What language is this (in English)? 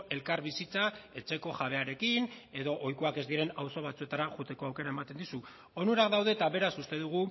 Basque